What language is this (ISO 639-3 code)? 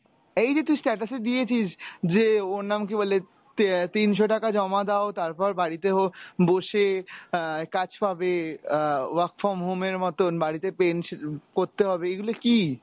ben